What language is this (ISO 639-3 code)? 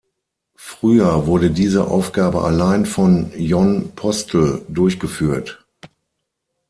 deu